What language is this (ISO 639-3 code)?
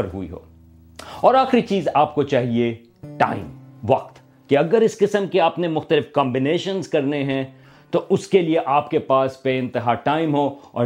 urd